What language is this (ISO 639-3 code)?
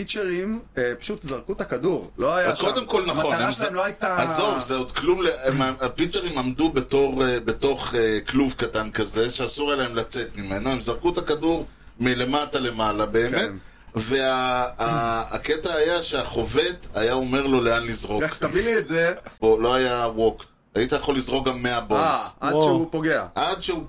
heb